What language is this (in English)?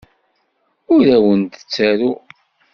Kabyle